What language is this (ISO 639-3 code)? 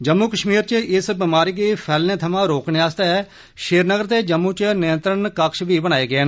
doi